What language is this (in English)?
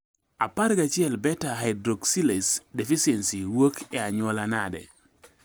Luo (Kenya and Tanzania)